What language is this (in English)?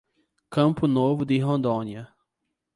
Portuguese